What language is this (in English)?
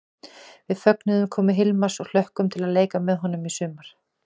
Icelandic